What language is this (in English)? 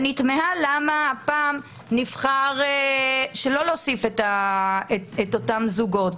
Hebrew